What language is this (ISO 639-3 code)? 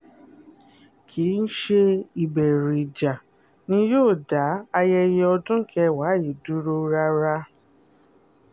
yor